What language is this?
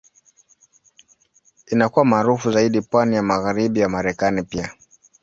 Swahili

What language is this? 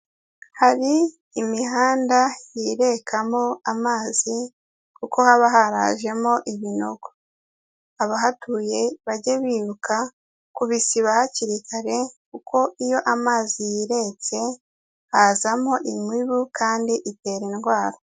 Kinyarwanda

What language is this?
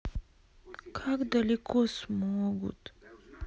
Russian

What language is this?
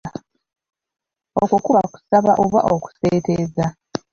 Ganda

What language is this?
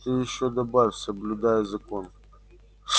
Russian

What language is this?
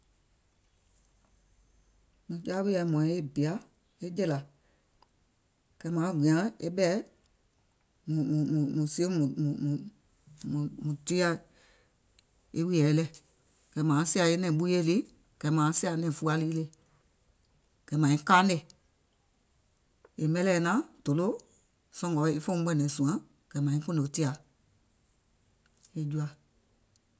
Gola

